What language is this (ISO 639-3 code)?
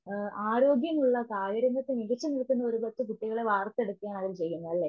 mal